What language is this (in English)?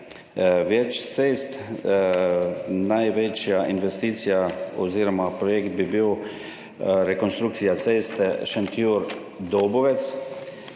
Slovenian